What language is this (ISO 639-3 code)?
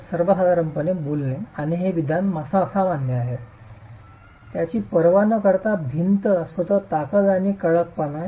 mar